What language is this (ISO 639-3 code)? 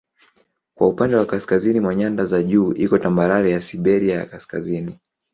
swa